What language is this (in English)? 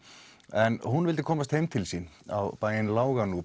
Icelandic